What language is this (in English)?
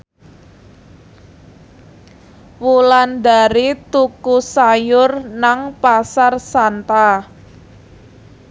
Javanese